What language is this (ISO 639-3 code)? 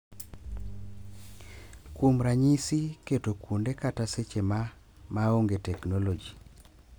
luo